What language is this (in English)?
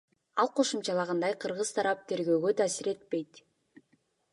Kyrgyz